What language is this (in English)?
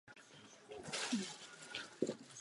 Czech